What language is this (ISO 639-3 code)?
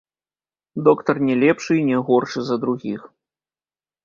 bel